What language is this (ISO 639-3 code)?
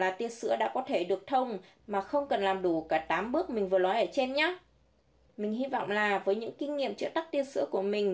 vie